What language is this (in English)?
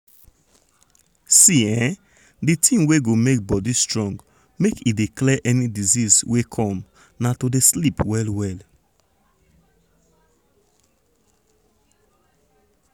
Nigerian Pidgin